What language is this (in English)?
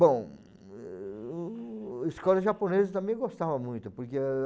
Portuguese